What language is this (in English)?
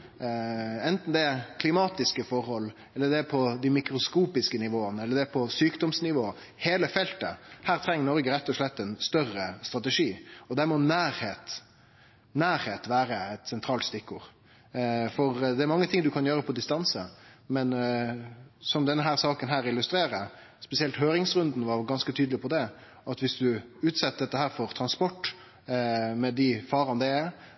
Norwegian Nynorsk